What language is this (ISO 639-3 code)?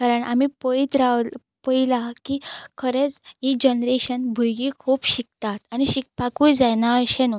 kok